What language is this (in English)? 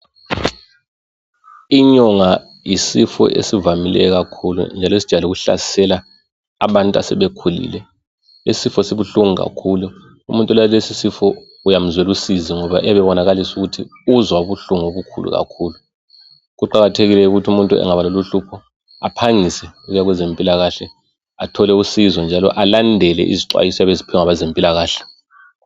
North Ndebele